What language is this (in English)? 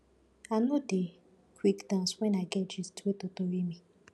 Nigerian Pidgin